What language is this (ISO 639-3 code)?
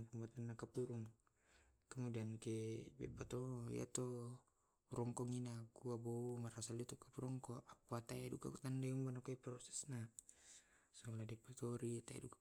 rob